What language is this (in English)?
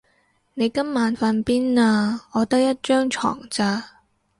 Cantonese